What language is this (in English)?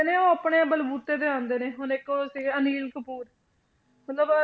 Punjabi